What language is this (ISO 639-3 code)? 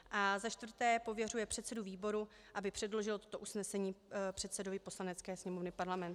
ces